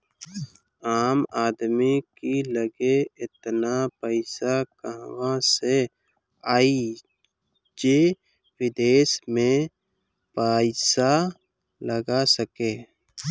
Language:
Bhojpuri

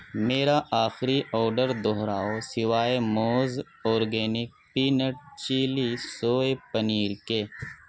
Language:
Urdu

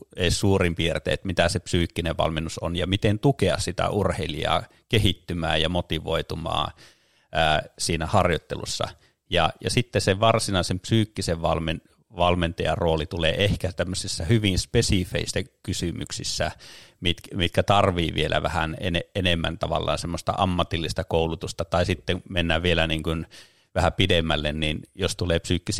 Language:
Finnish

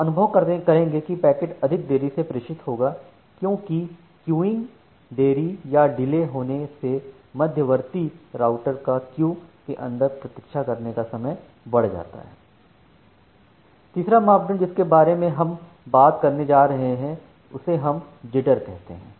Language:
Hindi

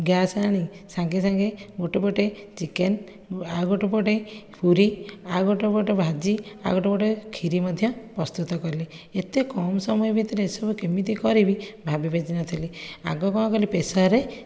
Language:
Odia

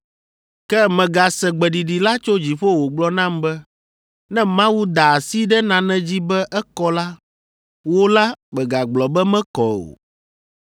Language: Ewe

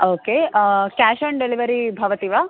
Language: Sanskrit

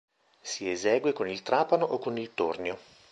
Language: Italian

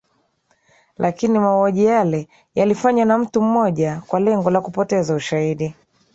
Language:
Swahili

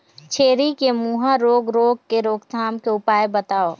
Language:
Chhattisgarhi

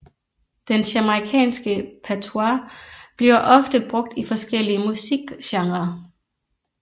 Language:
Danish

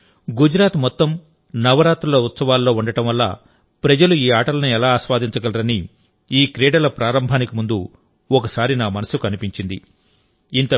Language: Telugu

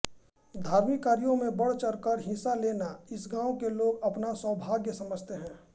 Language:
Hindi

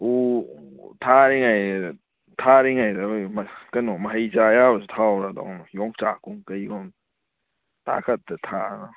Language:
Manipuri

